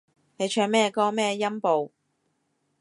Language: Cantonese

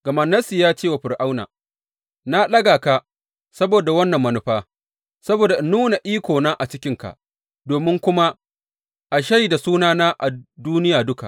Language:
Hausa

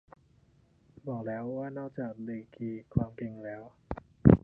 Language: Thai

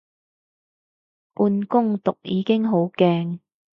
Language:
Cantonese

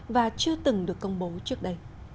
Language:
Vietnamese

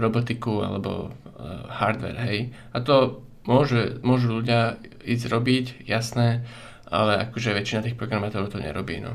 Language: Slovak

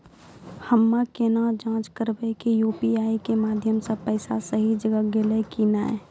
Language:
Maithili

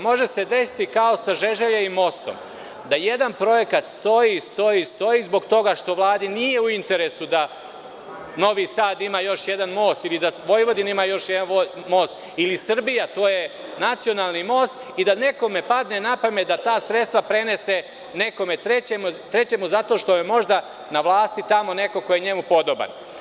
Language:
Serbian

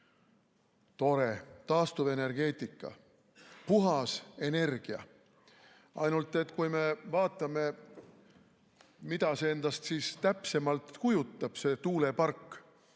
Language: Estonian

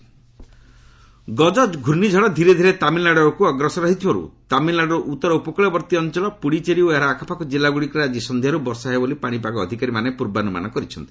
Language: Odia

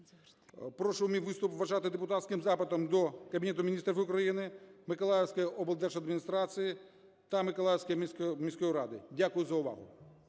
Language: Ukrainian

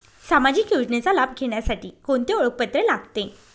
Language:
Marathi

